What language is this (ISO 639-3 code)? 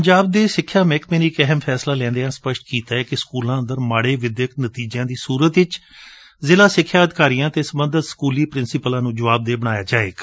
pan